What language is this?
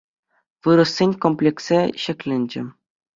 Chuvash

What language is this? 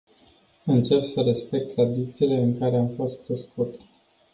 Romanian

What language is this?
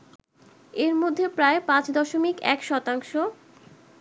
Bangla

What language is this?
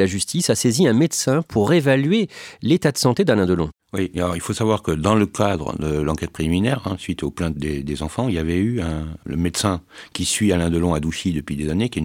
French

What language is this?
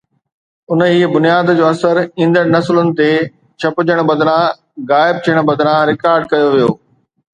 Sindhi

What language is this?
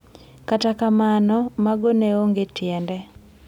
Luo (Kenya and Tanzania)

